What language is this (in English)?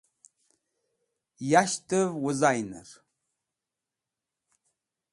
Wakhi